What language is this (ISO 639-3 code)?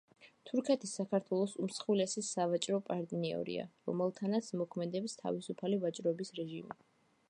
kat